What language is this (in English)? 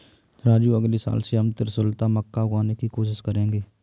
Hindi